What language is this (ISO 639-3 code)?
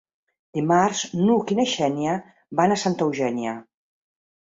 cat